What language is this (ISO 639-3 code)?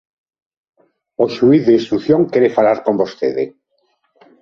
glg